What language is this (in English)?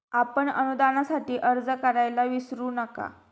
Marathi